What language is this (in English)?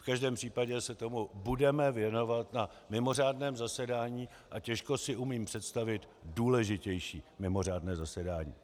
Czech